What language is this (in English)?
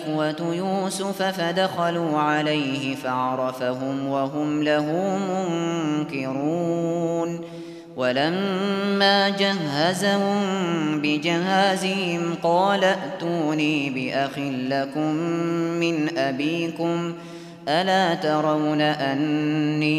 Arabic